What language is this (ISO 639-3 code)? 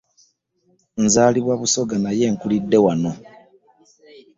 lug